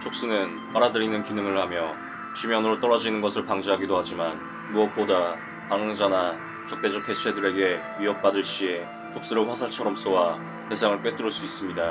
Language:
Korean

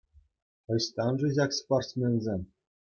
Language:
Chuvash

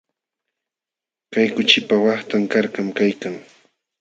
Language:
Jauja Wanca Quechua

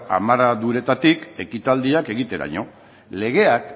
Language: Basque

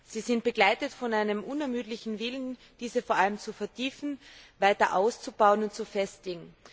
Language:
German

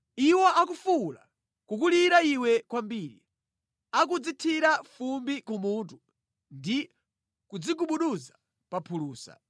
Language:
Nyanja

